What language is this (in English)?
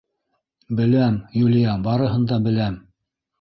Bashkir